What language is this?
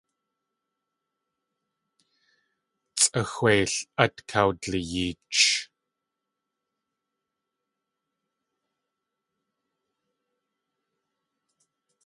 Tlingit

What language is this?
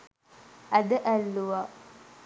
Sinhala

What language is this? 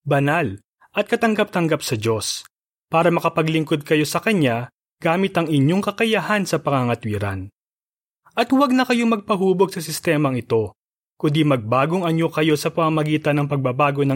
Filipino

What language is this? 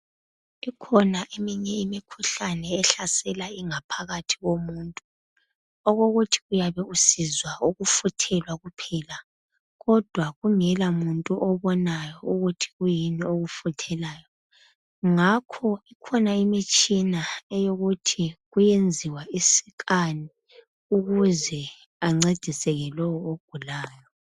North Ndebele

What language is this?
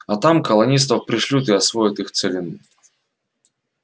Russian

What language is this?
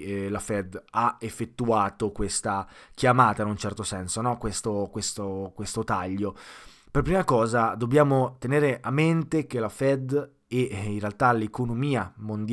Italian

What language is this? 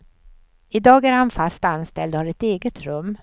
Swedish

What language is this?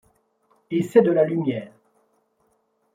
French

